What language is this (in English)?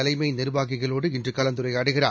Tamil